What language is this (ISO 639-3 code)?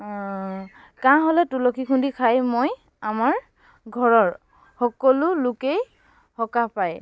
asm